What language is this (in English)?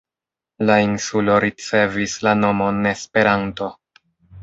Esperanto